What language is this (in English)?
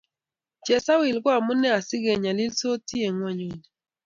Kalenjin